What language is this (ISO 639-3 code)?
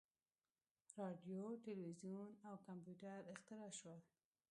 pus